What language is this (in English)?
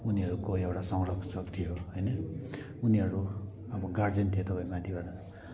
Nepali